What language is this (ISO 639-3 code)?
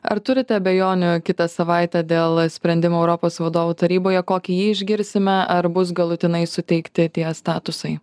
lit